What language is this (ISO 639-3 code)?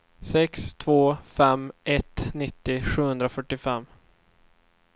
swe